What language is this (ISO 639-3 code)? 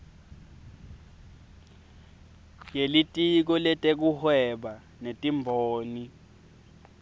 ssw